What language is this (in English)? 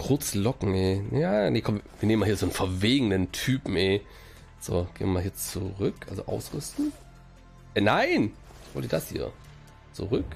German